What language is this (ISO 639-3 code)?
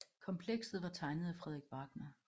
dan